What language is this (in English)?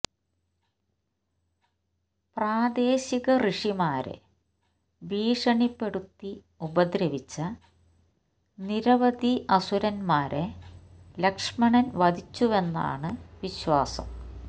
Malayalam